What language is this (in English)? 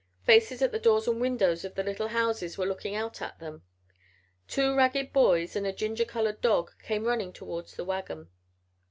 English